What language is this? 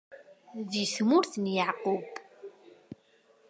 Kabyle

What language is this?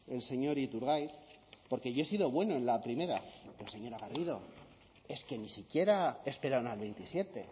Spanish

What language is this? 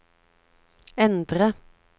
Norwegian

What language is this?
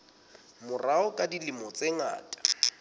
Southern Sotho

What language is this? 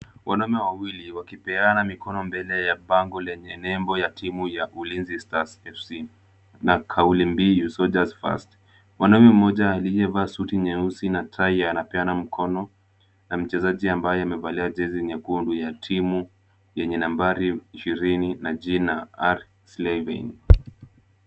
Swahili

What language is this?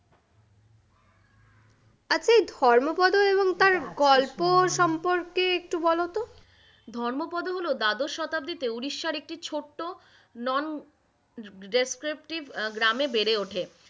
Bangla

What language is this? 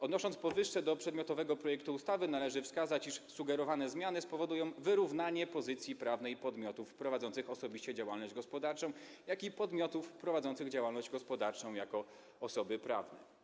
Polish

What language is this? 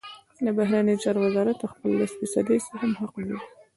Pashto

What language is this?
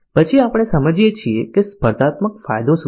Gujarati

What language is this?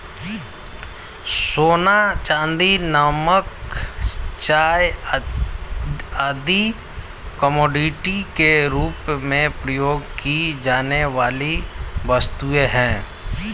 Hindi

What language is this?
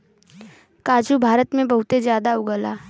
Bhojpuri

